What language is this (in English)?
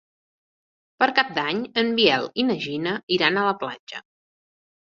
Catalan